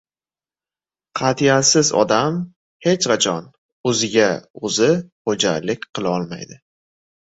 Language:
Uzbek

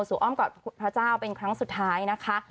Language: Thai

